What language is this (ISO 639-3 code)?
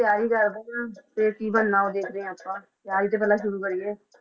pan